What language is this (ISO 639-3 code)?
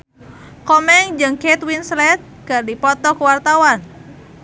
sun